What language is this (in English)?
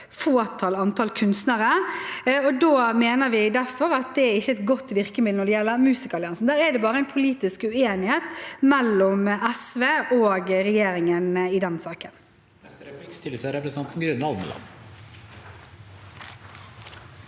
Norwegian